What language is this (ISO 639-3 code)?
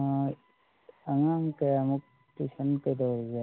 mni